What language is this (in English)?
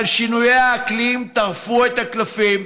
Hebrew